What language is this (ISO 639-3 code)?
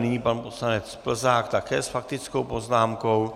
ces